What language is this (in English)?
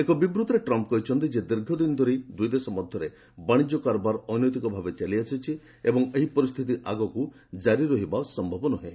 Odia